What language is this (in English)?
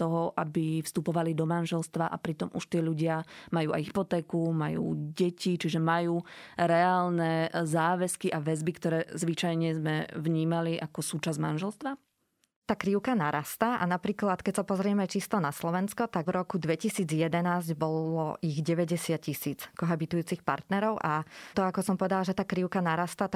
Slovak